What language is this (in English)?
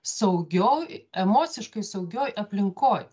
Lithuanian